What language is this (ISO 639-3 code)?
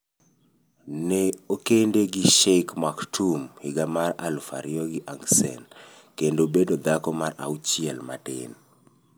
luo